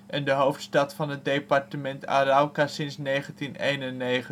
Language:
Dutch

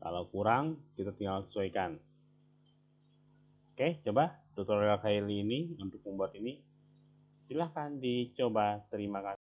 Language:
Indonesian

